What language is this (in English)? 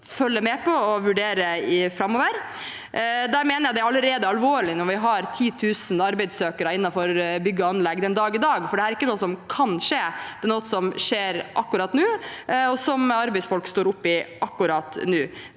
Norwegian